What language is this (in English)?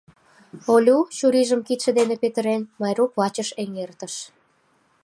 Mari